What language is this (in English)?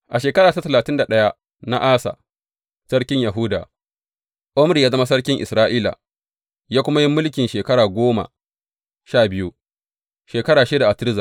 Hausa